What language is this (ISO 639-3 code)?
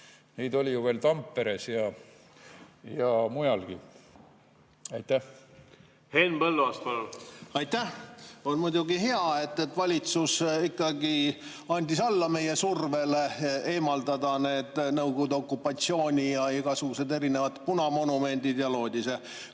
est